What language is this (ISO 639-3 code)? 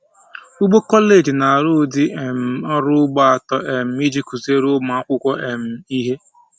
ibo